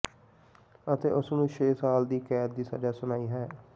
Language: Punjabi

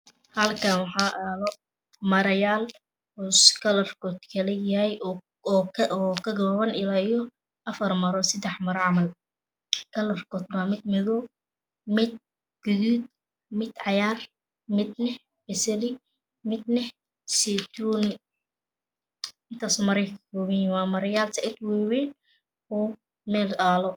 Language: Somali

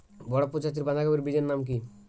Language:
Bangla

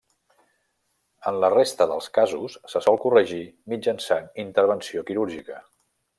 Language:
Catalan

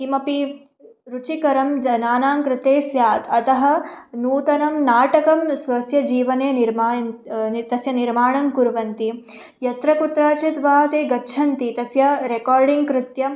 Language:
Sanskrit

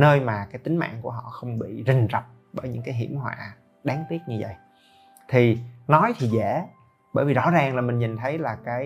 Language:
Vietnamese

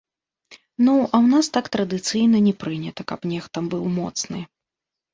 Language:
Belarusian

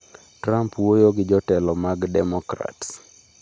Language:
Luo (Kenya and Tanzania)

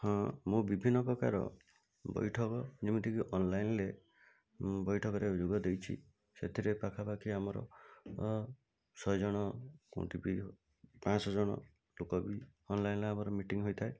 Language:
Odia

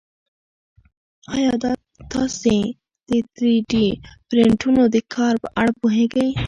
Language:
Pashto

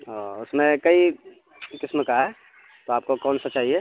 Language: Urdu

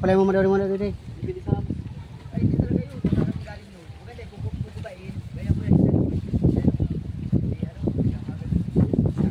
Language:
Filipino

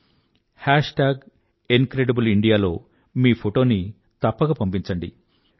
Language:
Telugu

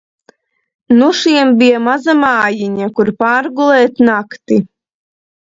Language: Latvian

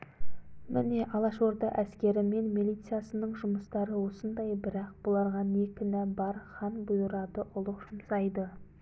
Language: Kazakh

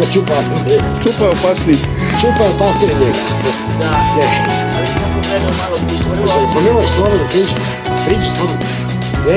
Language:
English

